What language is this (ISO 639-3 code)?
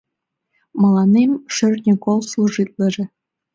chm